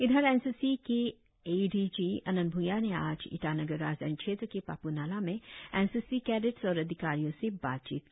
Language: Hindi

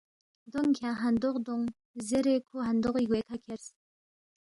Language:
Balti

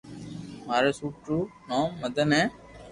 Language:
Loarki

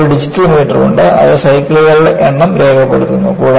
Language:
Malayalam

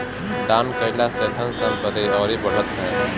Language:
Bhojpuri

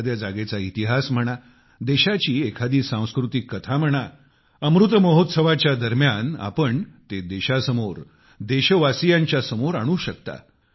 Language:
Marathi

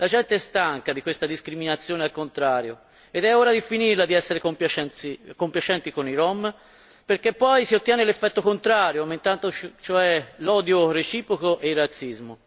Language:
Italian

